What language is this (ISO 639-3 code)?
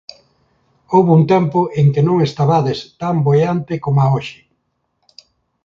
glg